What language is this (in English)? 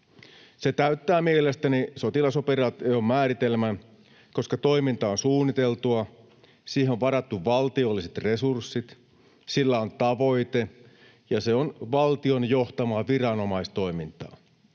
Finnish